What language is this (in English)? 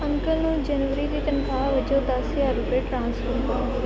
Punjabi